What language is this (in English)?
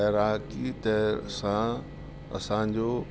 Sindhi